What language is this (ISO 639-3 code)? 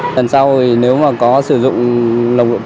vie